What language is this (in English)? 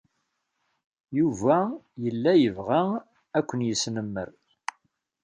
Kabyle